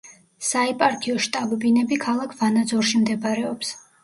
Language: Georgian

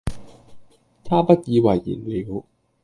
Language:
Cantonese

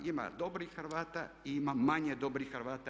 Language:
Croatian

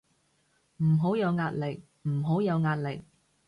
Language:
Cantonese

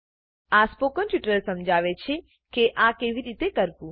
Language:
Gujarati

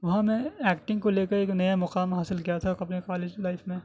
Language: Urdu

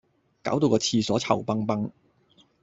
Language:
Cantonese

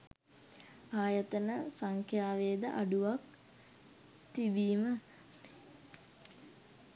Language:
Sinhala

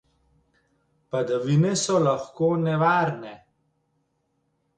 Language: Slovenian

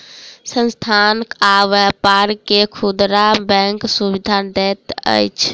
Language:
Maithili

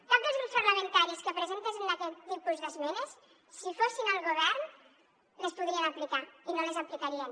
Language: Catalan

